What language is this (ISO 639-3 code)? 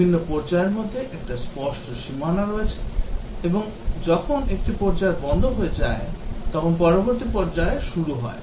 ben